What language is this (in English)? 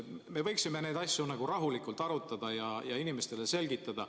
Estonian